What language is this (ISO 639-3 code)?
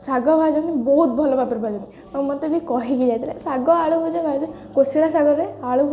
ori